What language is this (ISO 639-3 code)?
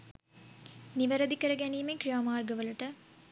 sin